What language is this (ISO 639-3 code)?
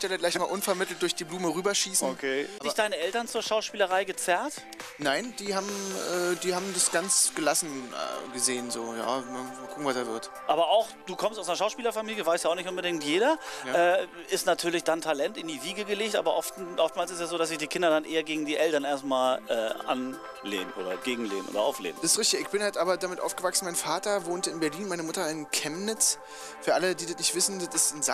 deu